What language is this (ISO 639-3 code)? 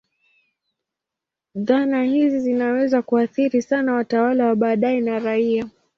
swa